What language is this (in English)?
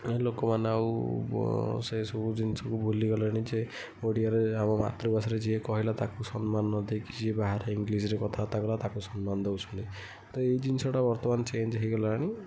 Odia